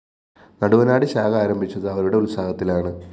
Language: Malayalam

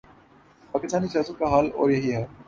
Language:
Urdu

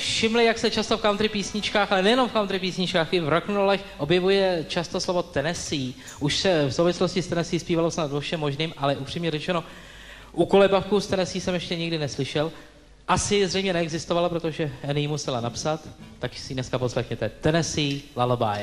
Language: Czech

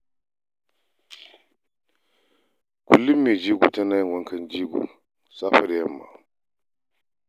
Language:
Hausa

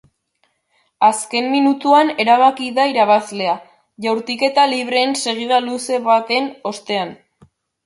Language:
Basque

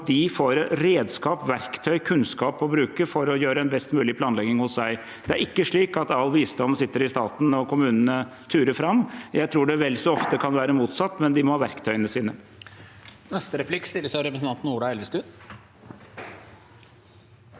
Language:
Norwegian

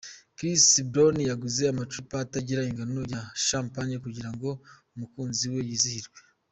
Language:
Kinyarwanda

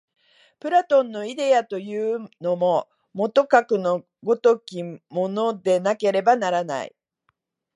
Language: Japanese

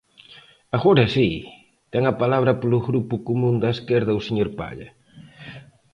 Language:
Galician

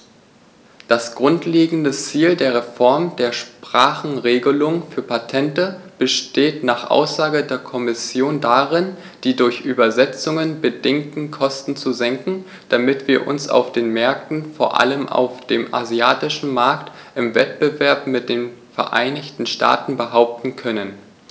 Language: German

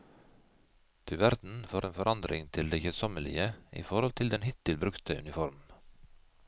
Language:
Norwegian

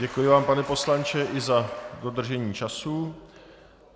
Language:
Czech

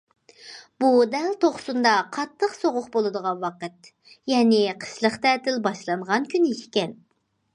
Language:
Uyghur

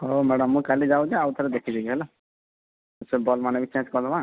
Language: Odia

